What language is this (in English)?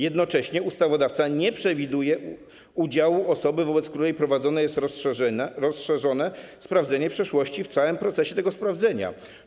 Polish